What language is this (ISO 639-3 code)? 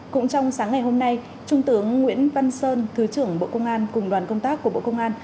vie